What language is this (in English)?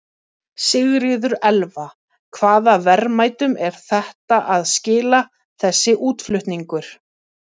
Icelandic